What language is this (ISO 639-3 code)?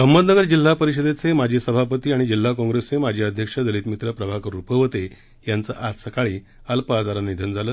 mar